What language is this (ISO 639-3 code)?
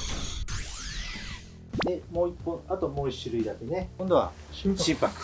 jpn